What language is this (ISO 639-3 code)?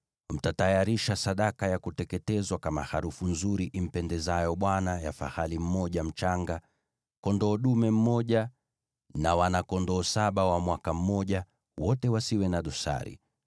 swa